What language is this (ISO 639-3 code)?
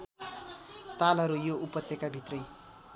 nep